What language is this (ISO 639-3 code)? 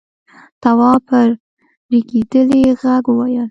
pus